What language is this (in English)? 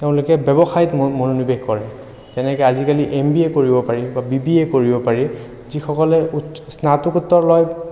Assamese